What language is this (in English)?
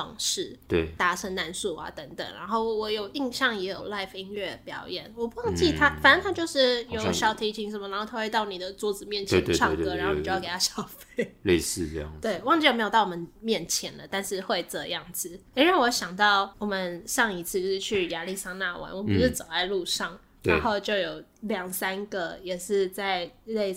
Chinese